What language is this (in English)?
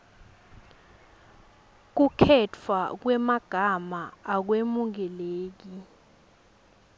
Swati